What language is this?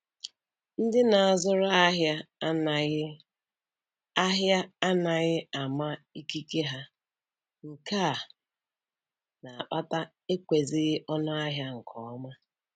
Igbo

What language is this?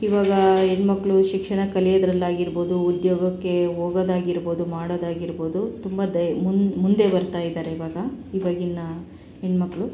Kannada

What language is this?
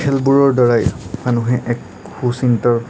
Assamese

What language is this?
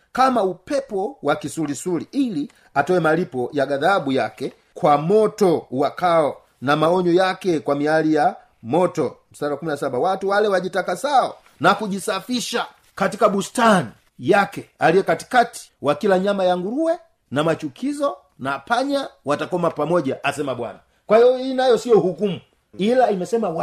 Swahili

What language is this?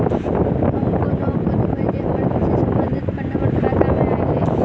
Maithili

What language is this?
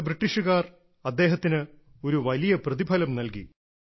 Malayalam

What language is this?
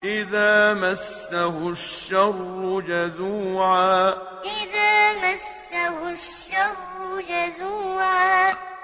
Arabic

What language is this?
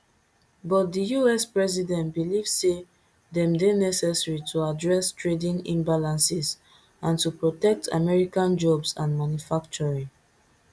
Nigerian Pidgin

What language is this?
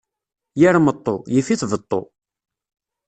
Kabyle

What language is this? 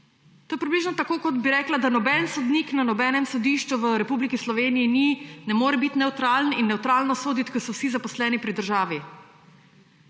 Slovenian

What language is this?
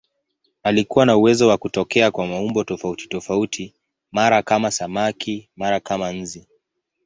Swahili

